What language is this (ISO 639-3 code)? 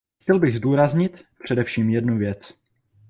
ces